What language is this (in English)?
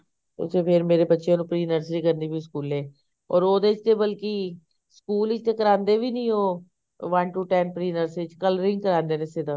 Punjabi